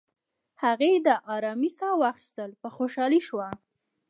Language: Pashto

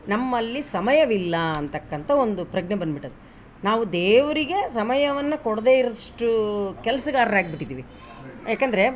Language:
Kannada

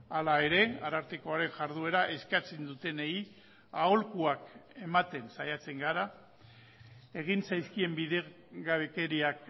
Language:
Basque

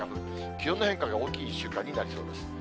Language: Japanese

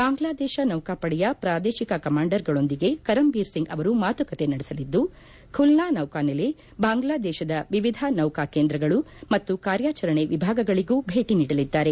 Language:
Kannada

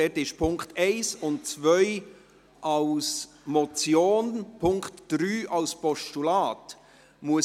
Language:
Swiss German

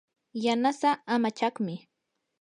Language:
Yanahuanca Pasco Quechua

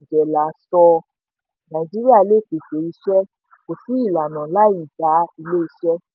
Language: Yoruba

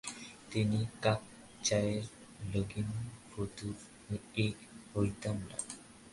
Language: Bangla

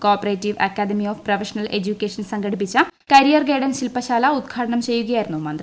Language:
Malayalam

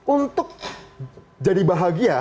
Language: Indonesian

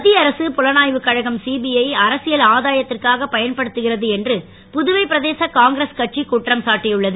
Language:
Tamil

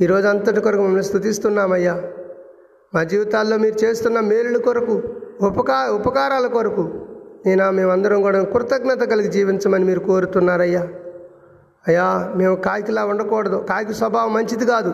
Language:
Telugu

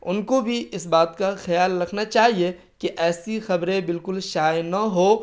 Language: Urdu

